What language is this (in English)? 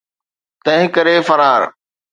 Sindhi